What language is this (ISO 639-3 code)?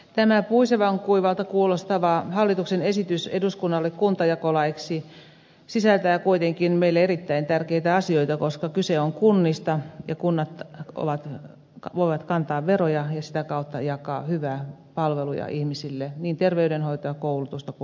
fin